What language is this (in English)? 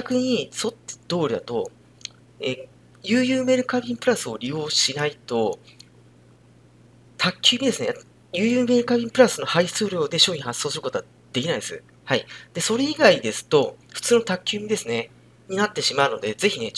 Japanese